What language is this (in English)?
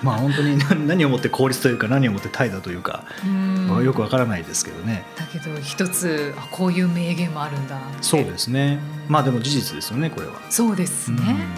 Japanese